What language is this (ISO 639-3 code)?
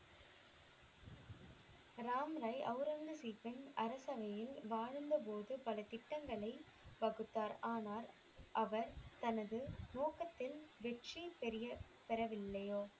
tam